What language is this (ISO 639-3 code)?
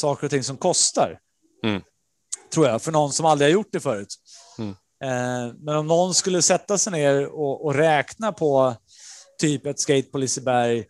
swe